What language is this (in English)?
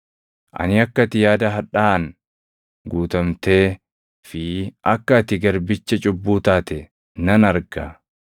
Oromo